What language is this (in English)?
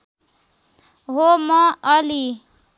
Nepali